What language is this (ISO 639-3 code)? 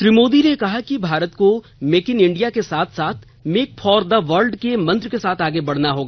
hin